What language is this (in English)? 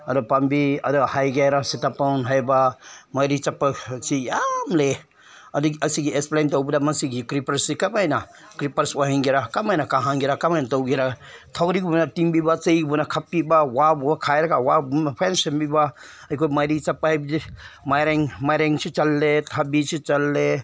Manipuri